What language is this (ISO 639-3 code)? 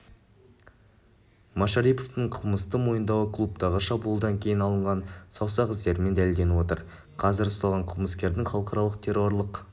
kaz